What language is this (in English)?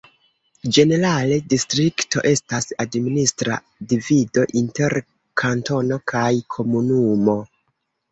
Esperanto